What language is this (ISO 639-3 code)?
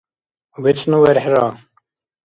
dar